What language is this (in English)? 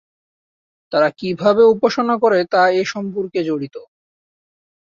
Bangla